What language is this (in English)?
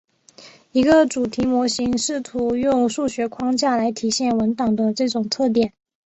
Chinese